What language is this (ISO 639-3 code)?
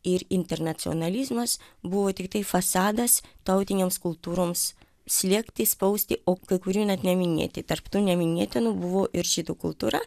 lit